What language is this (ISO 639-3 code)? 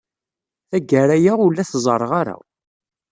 kab